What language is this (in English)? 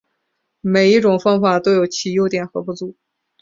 Chinese